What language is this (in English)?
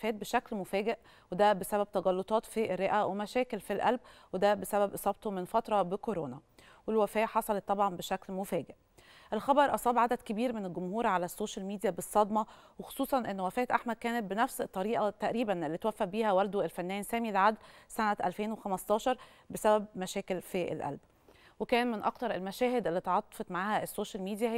Arabic